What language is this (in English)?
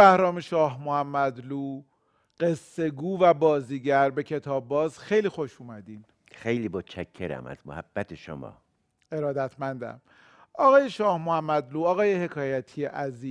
Persian